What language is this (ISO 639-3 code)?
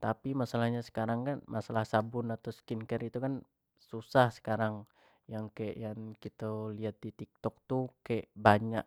jax